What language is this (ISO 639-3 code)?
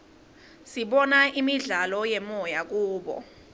ssw